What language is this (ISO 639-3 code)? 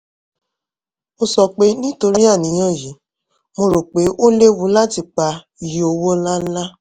yor